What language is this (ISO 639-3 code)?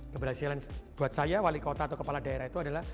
ind